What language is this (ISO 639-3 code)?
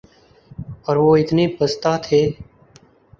urd